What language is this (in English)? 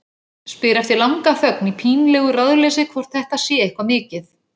Icelandic